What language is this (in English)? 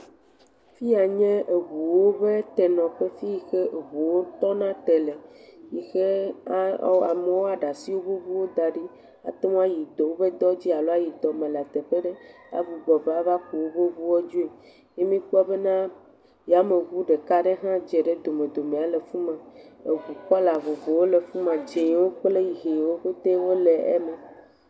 Ewe